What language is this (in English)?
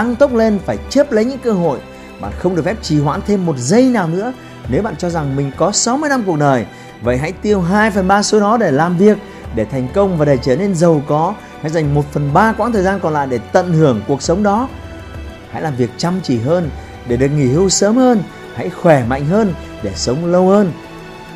Vietnamese